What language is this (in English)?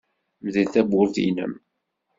Kabyle